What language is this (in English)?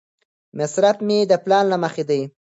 Pashto